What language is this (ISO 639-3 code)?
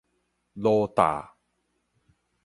nan